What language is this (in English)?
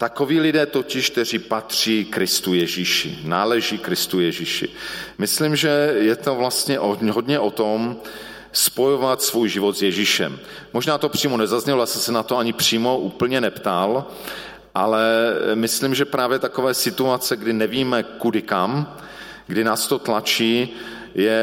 Czech